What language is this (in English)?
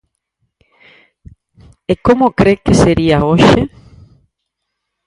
Galician